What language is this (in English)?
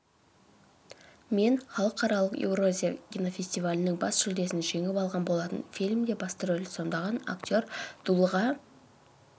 Kazakh